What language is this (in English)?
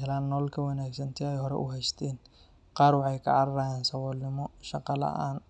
Somali